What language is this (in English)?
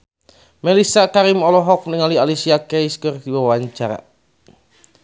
Sundanese